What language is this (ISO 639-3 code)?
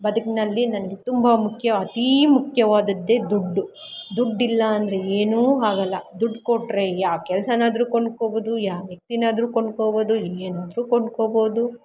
kan